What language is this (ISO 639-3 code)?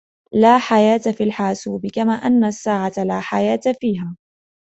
ara